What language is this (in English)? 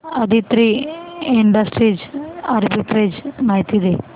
Marathi